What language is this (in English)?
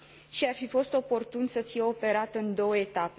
Romanian